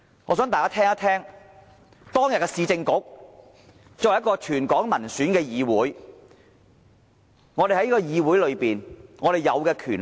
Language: Cantonese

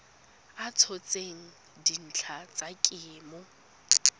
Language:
Tswana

